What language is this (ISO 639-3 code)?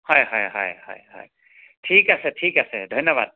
asm